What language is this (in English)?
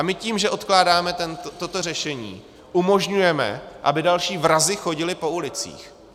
Czech